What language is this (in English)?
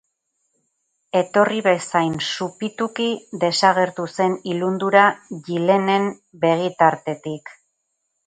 Basque